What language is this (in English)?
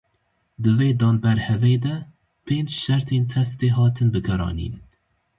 Kurdish